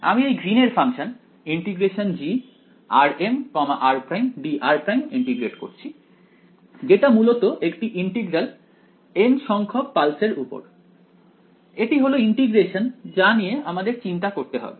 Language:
Bangla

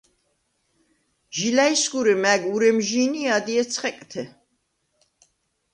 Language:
Svan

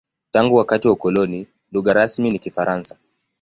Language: Swahili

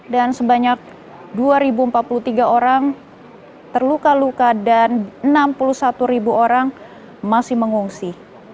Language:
Indonesian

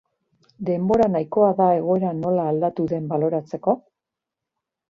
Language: Basque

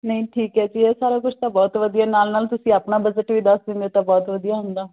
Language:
Punjabi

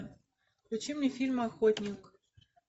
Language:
Russian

